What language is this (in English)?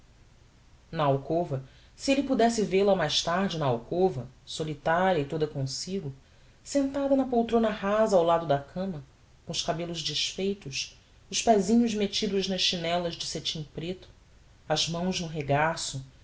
Portuguese